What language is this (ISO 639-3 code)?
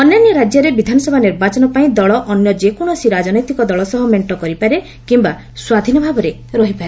ori